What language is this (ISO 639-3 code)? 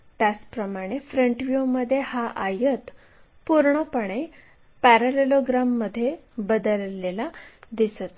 mar